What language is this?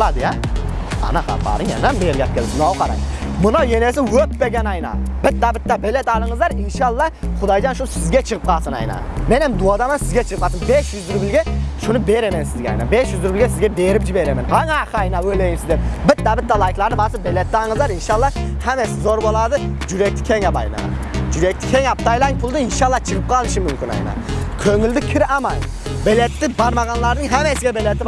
Turkish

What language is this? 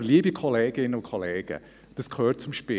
Swiss German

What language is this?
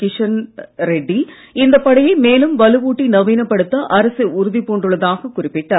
Tamil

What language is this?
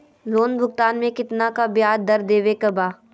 Magahi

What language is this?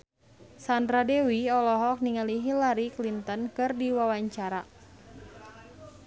Sundanese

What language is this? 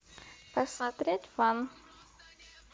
Russian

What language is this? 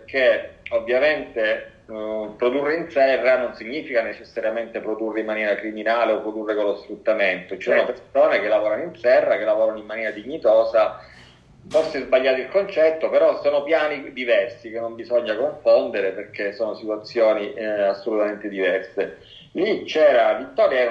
Italian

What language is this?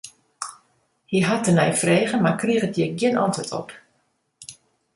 Western Frisian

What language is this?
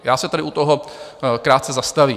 Czech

